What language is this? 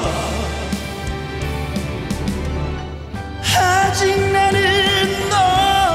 Korean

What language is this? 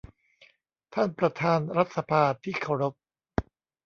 Thai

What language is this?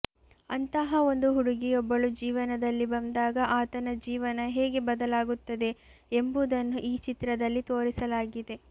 Kannada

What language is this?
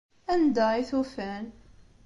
Kabyle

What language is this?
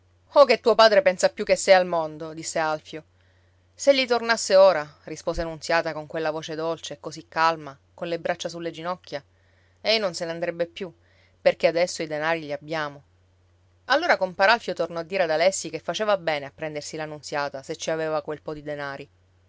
Italian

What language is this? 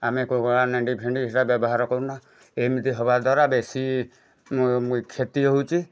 Odia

